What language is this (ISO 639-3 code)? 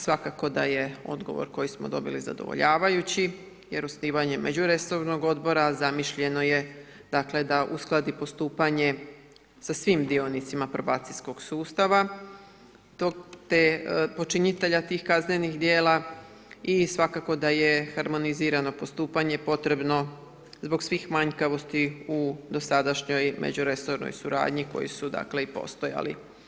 hrv